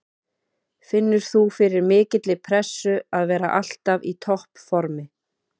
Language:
Icelandic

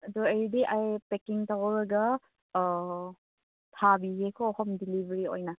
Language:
Manipuri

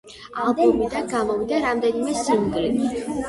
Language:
Georgian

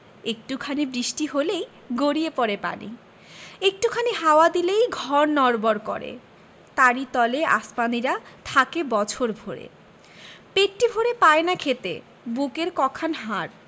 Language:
Bangla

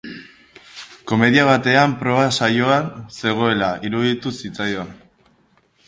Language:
Basque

